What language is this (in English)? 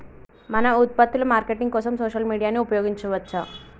Telugu